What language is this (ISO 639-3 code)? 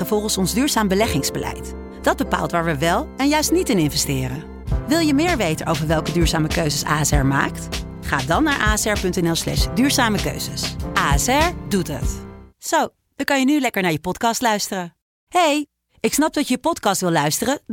nld